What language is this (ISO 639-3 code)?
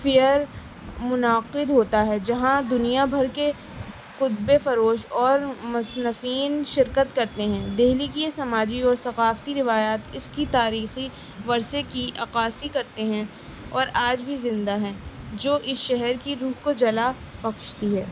urd